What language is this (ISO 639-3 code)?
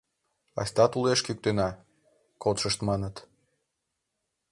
chm